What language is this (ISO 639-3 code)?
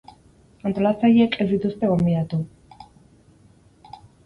eus